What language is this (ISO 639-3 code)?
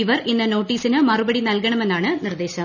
mal